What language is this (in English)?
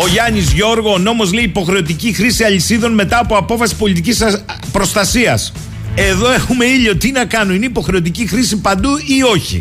Greek